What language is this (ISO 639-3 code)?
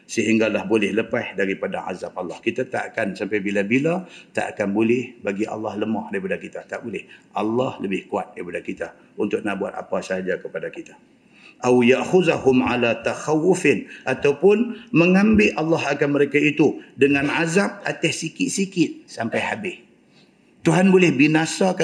msa